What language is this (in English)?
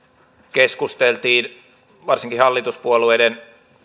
Finnish